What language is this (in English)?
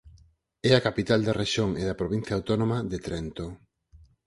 Galician